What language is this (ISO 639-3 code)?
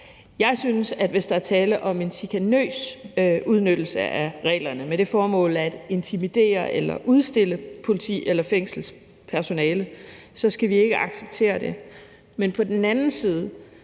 dan